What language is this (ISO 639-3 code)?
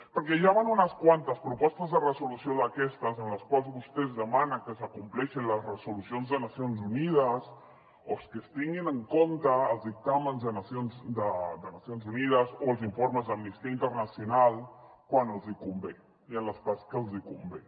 cat